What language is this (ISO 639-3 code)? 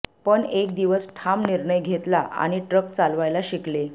mar